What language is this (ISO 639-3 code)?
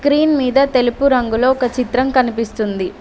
tel